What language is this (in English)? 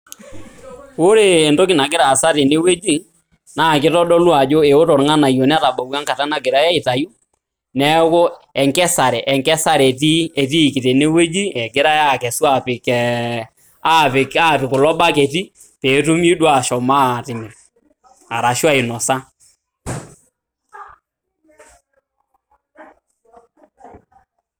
Masai